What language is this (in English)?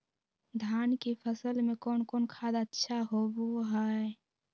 Magahi